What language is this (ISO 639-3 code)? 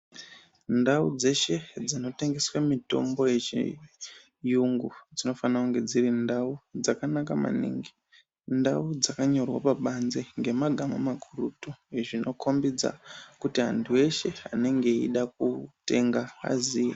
ndc